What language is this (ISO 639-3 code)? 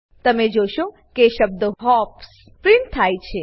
guj